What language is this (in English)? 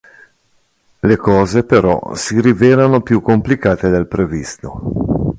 Italian